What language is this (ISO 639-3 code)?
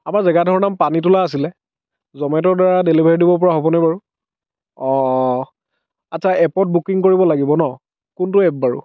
asm